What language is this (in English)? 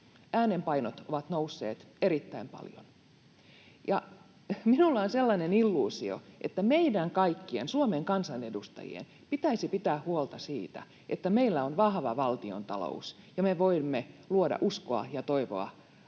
Finnish